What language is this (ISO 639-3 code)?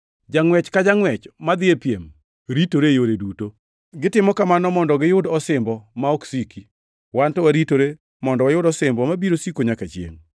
luo